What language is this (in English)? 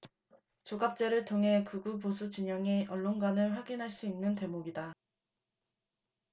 Korean